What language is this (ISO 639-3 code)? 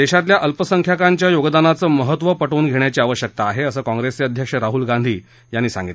mar